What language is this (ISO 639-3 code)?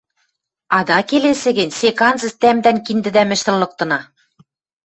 mrj